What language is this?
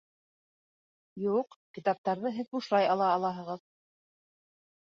Bashkir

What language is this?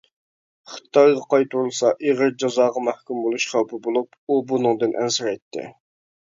Uyghur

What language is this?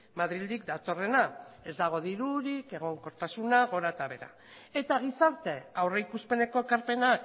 Basque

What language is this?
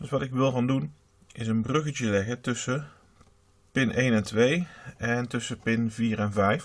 Dutch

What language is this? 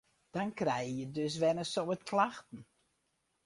Western Frisian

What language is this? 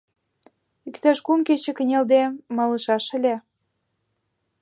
Mari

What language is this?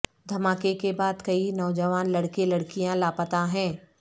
Urdu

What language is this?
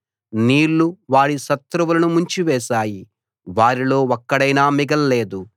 Telugu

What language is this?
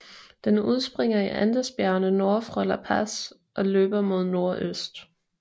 Danish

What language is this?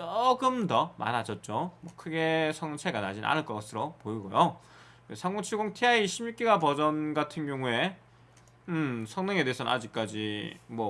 Korean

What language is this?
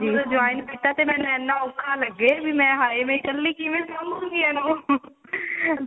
Punjabi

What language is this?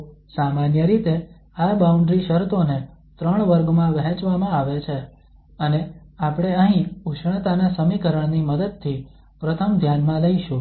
Gujarati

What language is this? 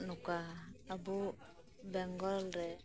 Santali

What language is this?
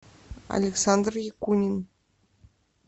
Russian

